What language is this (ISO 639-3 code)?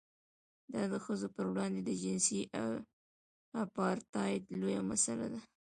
pus